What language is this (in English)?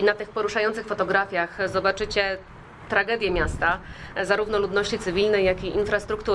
Polish